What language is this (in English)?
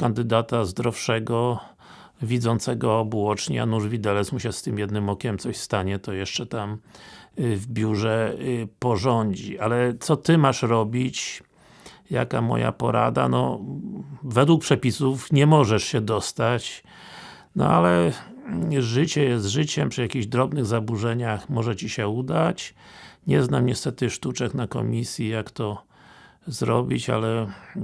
Polish